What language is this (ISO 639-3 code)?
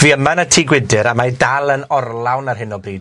cym